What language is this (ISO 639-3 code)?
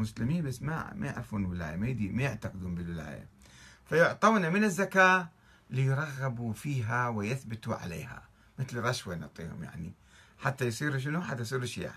ara